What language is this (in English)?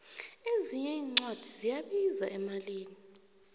South Ndebele